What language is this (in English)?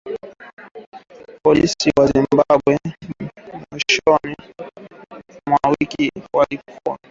Swahili